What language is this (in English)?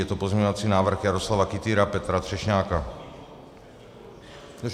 Czech